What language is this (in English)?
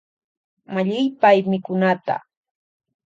Loja Highland Quichua